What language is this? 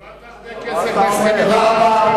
Hebrew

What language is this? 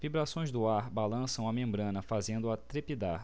Portuguese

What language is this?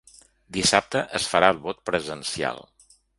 Catalan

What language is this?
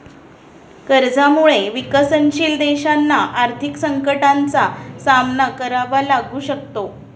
Marathi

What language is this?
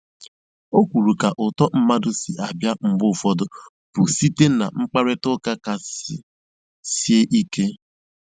Igbo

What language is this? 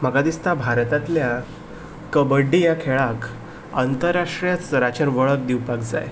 Konkani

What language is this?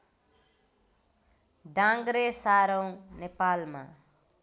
Nepali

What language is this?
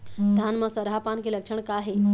Chhattisgarhi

